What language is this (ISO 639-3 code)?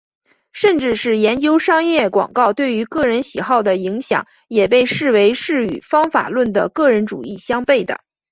zho